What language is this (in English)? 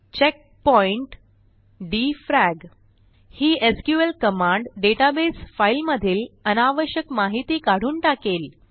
Marathi